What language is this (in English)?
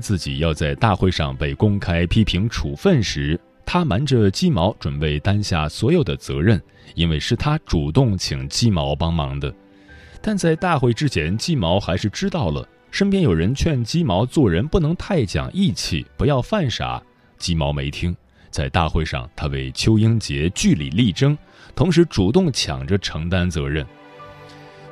Chinese